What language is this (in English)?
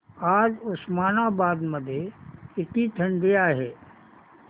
Marathi